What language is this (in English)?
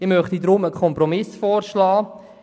Swiss German